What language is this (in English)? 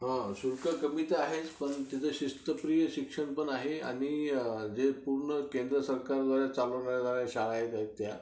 Marathi